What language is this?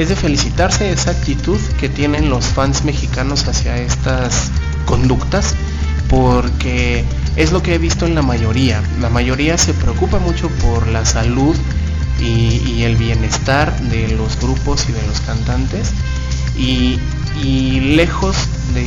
Spanish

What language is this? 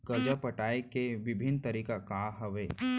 Chhattisgarhi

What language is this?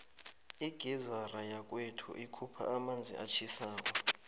South Ndebele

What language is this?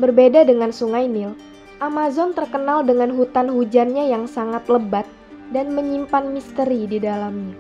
Indonesian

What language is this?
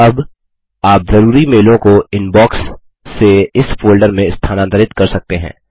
Hindi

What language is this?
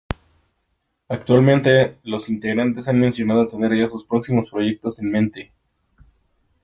Spanish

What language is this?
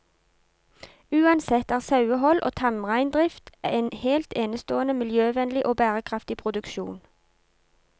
Norwegian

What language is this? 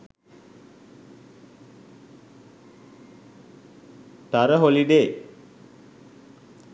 Sinhala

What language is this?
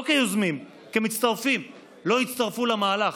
Hebrew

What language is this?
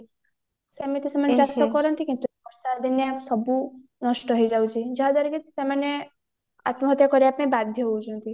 Odia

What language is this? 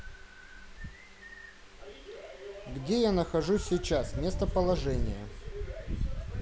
Russian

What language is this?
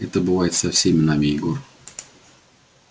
Russian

